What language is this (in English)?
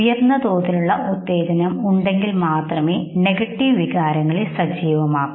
Malayalam